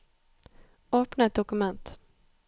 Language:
Norwegian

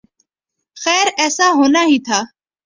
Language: Urdu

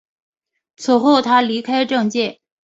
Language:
Chinese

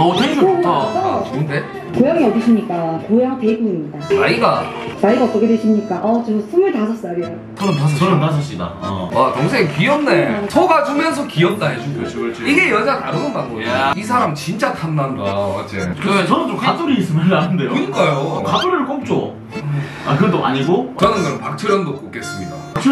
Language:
Korean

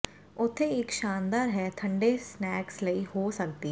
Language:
Punjabi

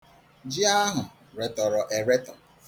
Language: Igbo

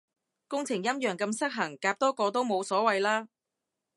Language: Cantonese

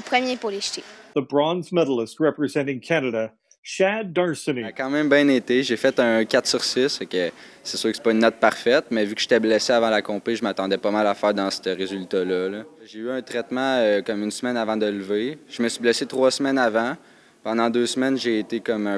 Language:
French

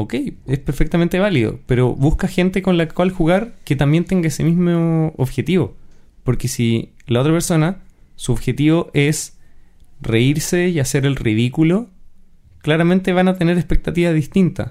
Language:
Spanish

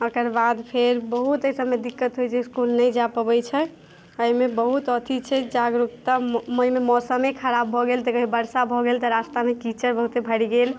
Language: Maithili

